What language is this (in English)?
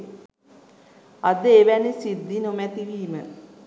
Sinhala